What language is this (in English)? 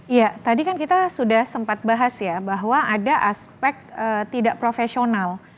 Indonesian